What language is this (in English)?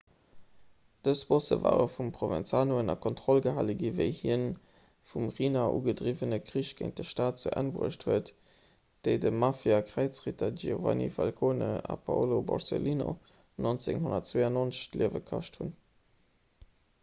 Luxembourgish